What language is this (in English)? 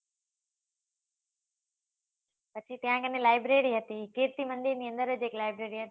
Gujarati